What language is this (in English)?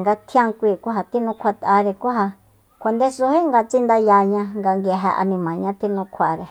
Soyaltepec Mazatec